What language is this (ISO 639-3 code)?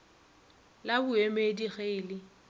nso